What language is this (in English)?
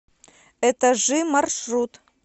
Russian